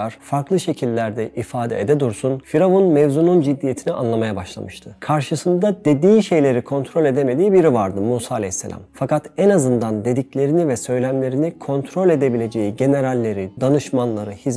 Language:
Turkish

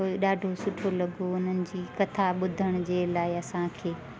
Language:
Sindhi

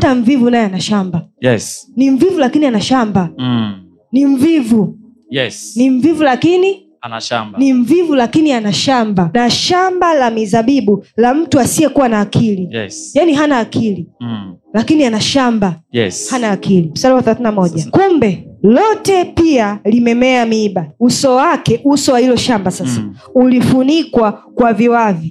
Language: Swahili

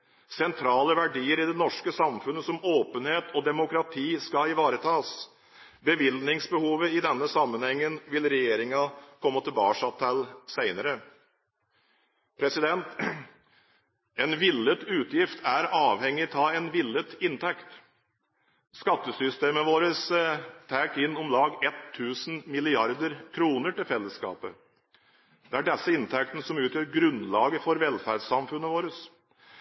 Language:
Norwegian Bokmål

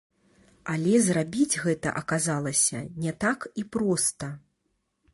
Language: Belarusian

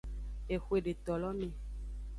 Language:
Aja (Benin)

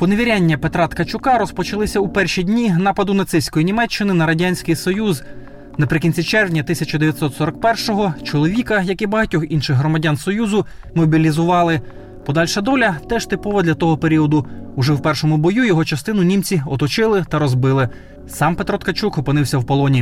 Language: Ukrainian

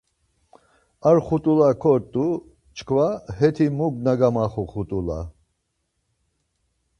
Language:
Laz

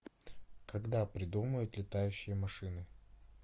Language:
Russian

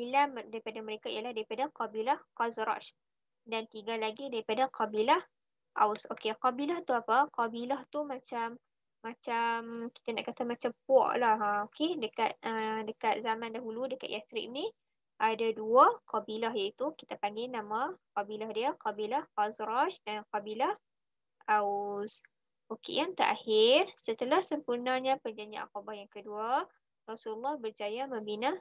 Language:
Malay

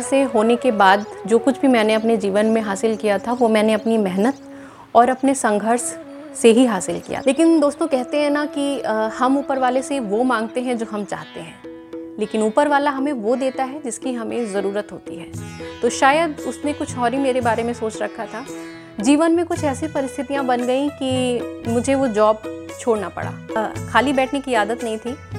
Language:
Hindi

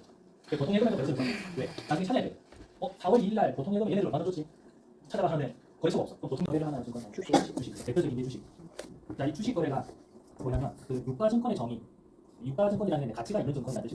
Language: Korean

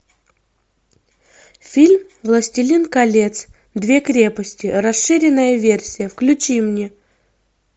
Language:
Russian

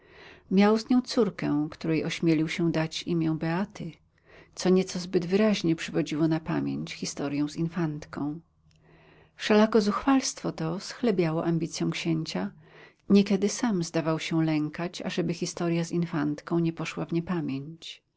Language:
Polish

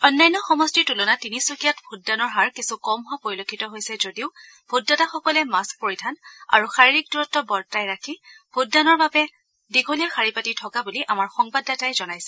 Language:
Assamese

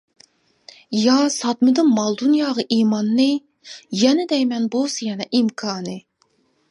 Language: Uyghur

